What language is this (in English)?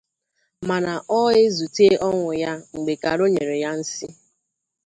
Igbo